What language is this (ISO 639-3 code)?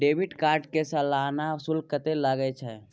mai